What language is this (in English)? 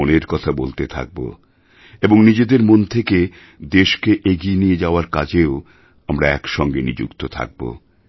Bangla